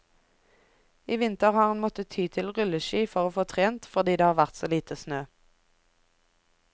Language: Norwegian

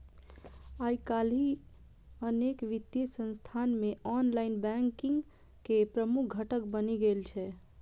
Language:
Maithili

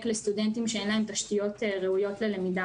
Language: Hebrew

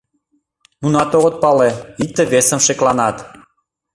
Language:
Mari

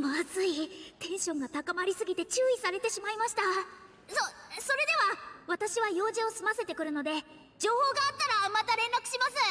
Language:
Japanese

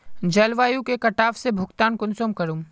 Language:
Magahi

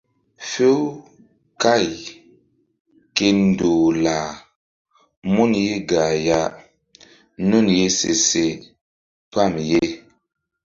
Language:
Mbum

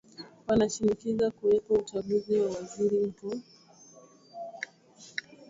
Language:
Swahili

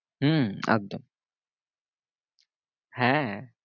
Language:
Bangla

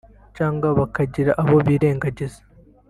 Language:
Kinyarwanda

